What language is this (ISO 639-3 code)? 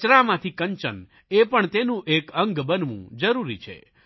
guj